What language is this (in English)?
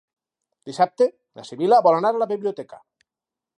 Catalan